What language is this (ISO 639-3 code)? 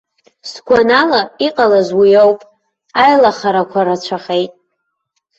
abk